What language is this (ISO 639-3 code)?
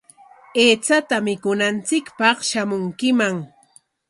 qwa